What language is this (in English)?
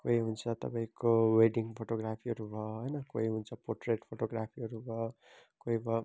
Nepali